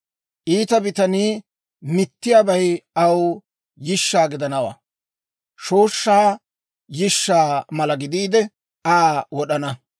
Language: Dawro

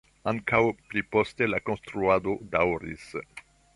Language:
Esperanto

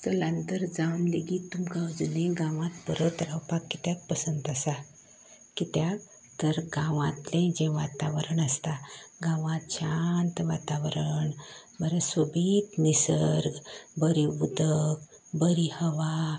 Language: Konkani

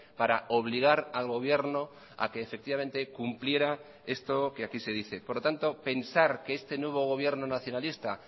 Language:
Spanish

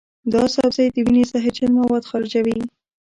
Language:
Pashto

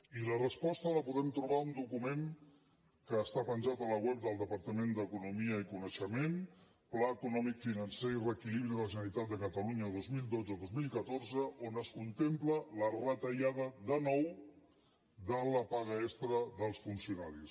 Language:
Catalan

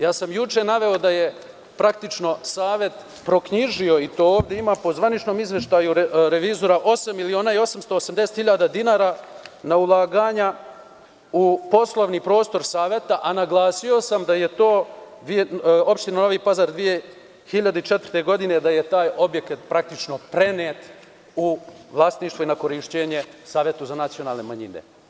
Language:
Serbian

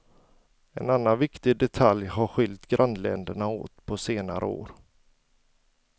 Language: Swedish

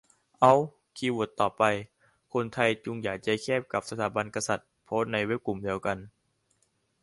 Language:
Thai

